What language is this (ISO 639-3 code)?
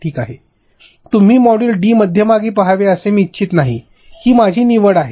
mar